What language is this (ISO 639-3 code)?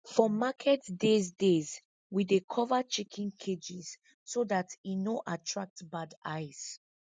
pcm